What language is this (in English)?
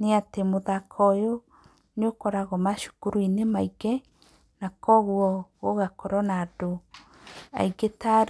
Kikuyu